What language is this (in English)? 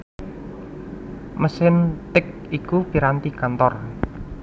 Javanese